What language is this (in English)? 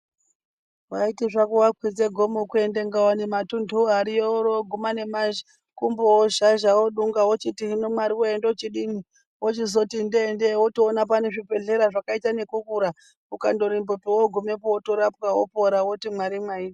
Ndau